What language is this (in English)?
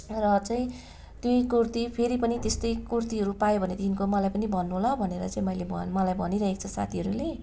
Nepali